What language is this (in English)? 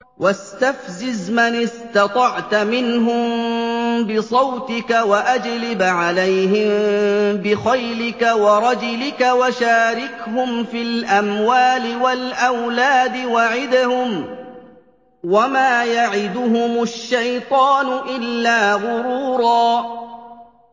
Arabic